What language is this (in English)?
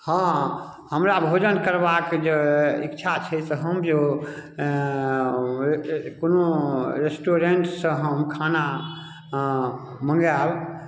Maithili